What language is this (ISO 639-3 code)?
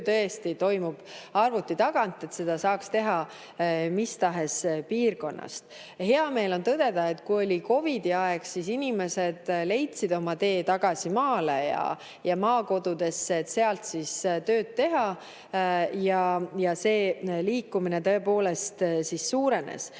est